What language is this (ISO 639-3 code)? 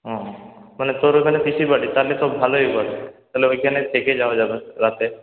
ben